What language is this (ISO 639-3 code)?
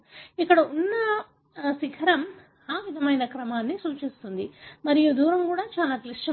tel